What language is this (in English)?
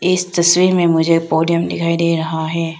Hindi